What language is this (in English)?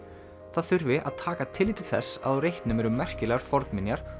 Icelandic